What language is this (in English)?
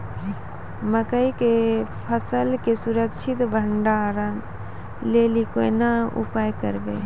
Maithili